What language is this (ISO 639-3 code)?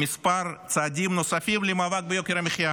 heb